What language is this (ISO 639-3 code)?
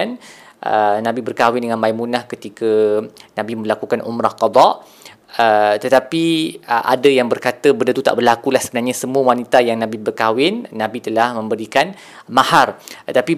msa